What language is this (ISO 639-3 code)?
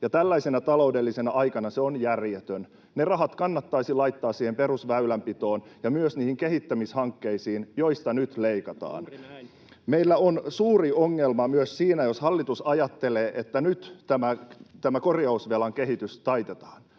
fin